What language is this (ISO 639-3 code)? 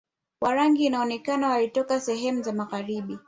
swa